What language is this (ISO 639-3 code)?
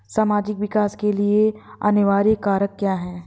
hin